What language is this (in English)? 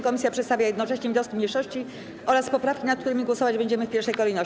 Polish